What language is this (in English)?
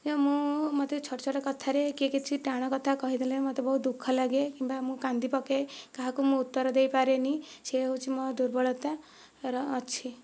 Odia